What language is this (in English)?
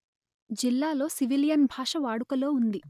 Telugu